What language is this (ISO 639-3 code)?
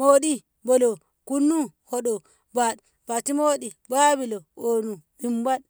nbh